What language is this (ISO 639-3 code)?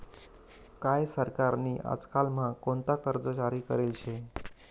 mar